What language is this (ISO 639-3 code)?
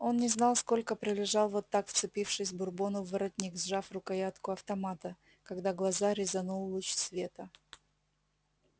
rus